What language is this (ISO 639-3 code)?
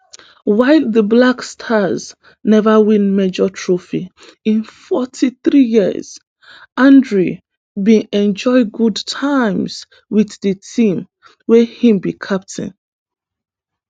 pcm